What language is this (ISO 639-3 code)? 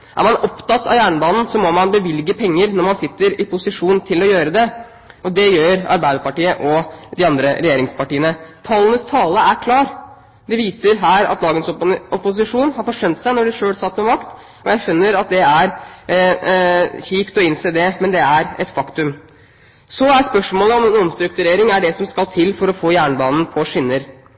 nob